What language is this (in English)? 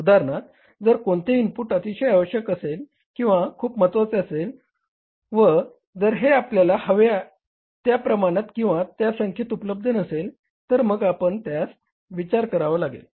Marathi